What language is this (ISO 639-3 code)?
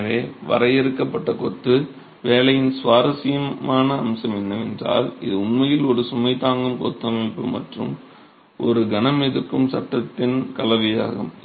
tam